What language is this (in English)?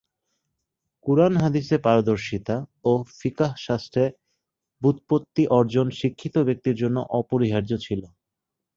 Bangla